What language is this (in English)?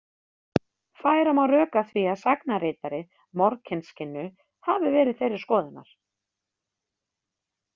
Icelandic